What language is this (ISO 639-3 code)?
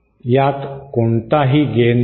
mar